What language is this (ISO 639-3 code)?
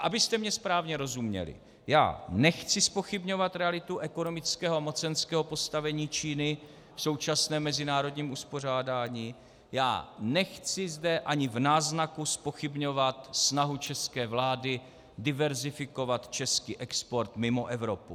ces